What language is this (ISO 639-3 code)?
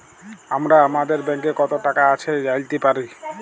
ben